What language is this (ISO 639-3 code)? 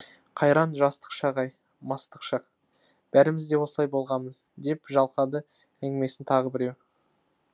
kaz